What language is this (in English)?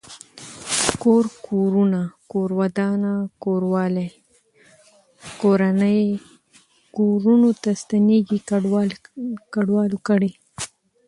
Pashto